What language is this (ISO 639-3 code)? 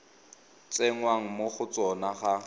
tsn